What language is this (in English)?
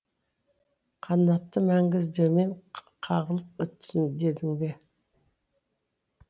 Kazakh